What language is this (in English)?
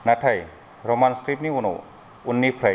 Bodo